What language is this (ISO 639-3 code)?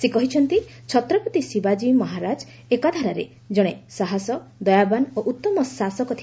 ori